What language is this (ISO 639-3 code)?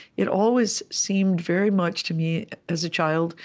eng